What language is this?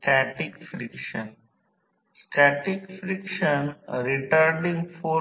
Marathi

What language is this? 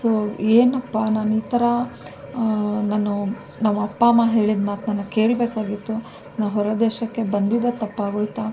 Kannada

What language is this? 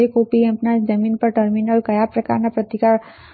Gujarati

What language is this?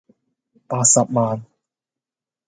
Cantonese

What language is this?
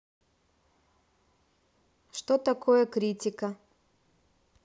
Russian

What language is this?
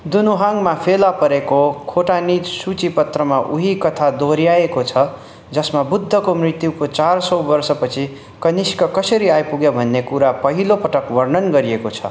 Nepali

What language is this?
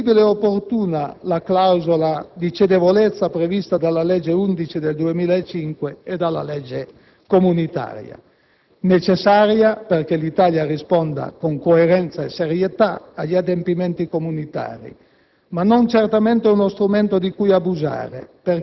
Italian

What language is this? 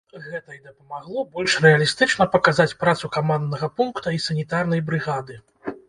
Belarusian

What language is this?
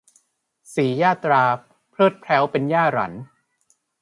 Thai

